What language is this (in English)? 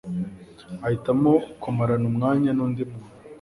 Kinyarwanda